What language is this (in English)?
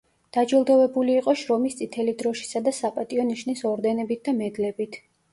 Georgian